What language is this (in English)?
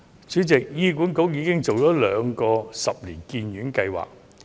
Cantonese